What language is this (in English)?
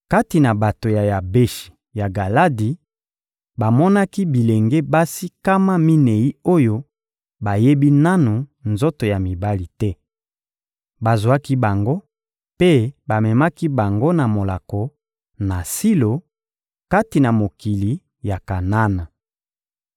Lingala